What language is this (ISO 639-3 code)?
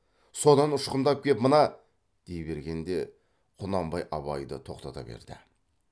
kaz